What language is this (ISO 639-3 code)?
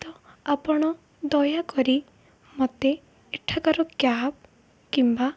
ori